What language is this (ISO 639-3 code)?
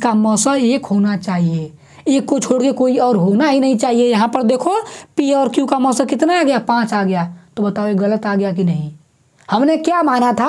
hin